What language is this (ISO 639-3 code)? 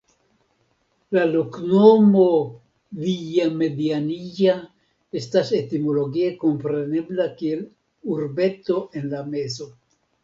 epo